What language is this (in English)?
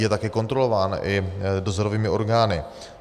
Czech